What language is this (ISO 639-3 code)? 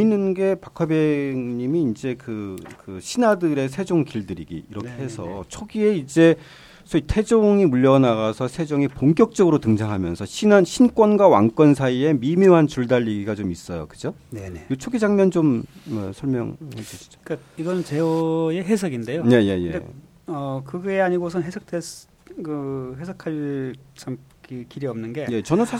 kor